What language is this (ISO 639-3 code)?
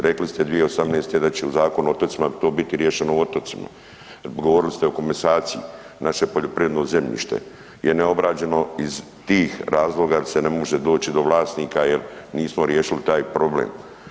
hrv